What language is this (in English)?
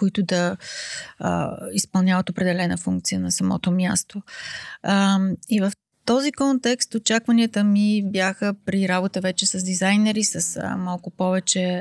Bulgarian